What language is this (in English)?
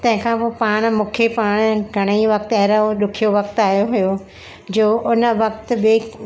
Sindhi